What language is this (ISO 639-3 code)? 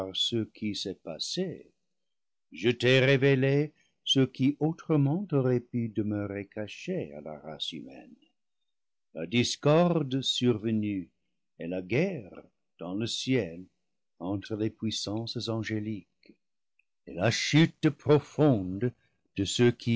fra